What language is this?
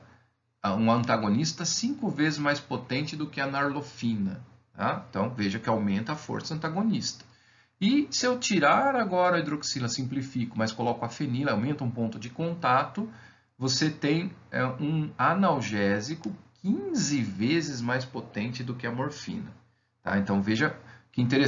Portuguese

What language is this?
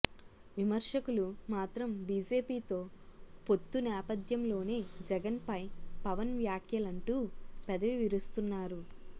Telugu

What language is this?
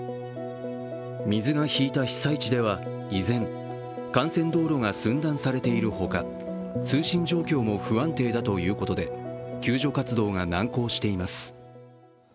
Japanese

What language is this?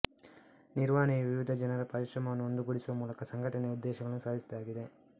Kannada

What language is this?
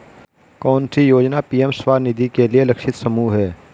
Hindi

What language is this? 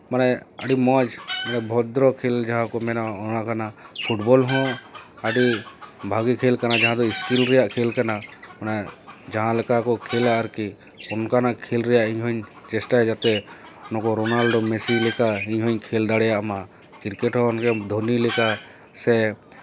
Santali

